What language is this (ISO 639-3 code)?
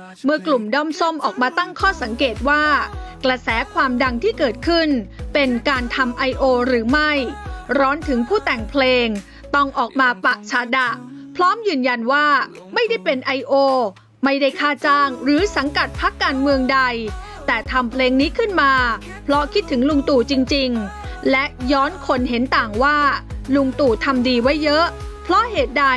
tha